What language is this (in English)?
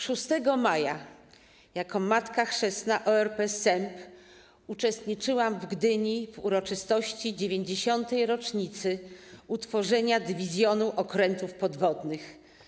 Polish